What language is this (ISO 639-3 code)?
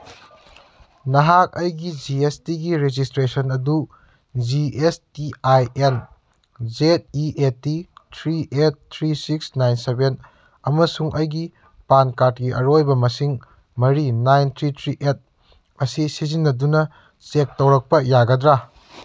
mni